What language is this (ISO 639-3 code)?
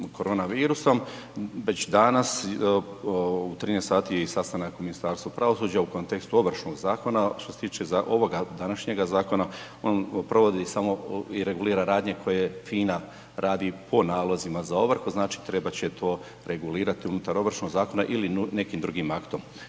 hrv